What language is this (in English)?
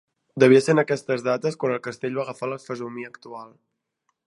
Catalan